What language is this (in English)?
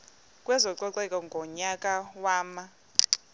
Xhosa